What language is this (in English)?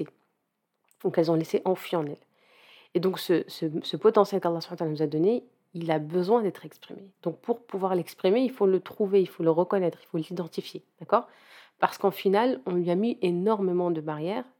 French